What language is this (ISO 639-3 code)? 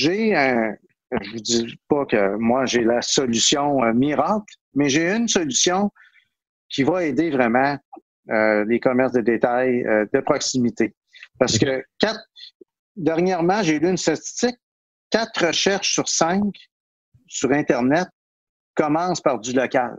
fra